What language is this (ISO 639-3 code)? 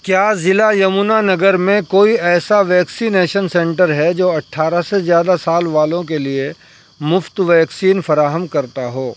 urd